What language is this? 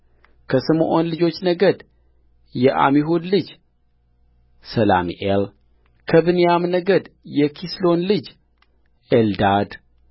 Amharic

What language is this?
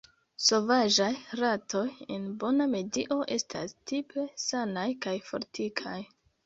Esperanto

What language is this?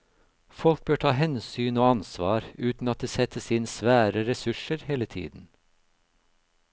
Norwegian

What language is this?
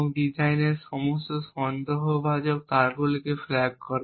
Bangla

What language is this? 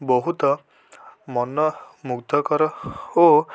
Odia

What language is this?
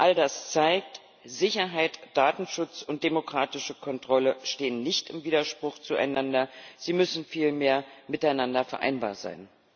German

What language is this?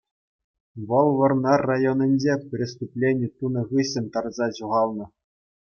Chuvash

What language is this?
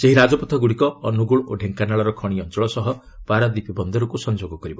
Odia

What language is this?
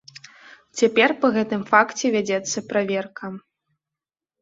Belarusian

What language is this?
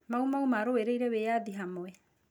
Kikuyu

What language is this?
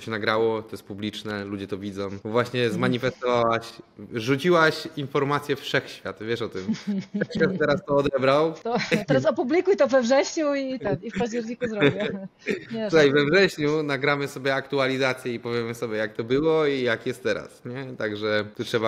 Polish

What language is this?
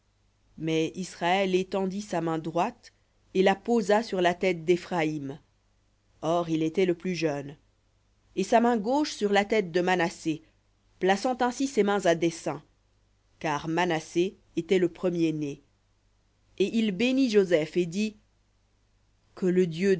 French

